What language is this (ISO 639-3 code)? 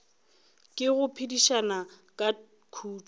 nso